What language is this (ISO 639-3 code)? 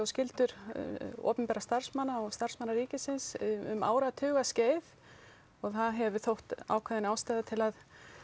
isl